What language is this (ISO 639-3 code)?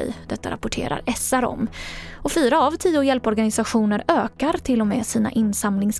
swe